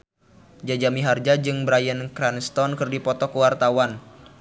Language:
Sundanese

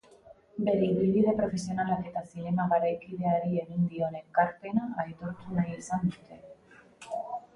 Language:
Basque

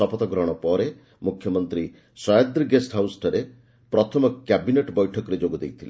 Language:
Odia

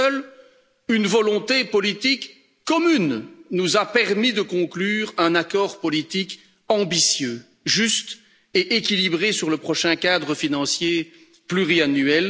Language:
French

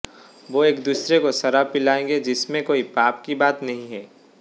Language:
Hindi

